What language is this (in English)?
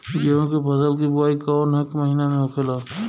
Bhojpuri